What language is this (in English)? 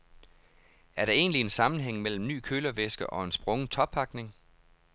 Danish